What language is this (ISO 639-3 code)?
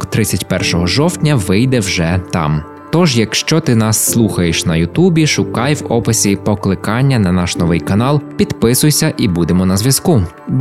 ukr